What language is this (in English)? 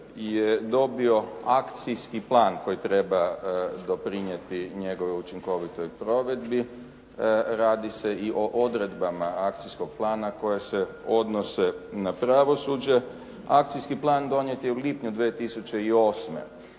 Croatian